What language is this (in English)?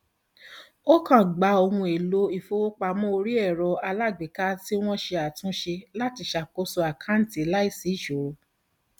Yoruba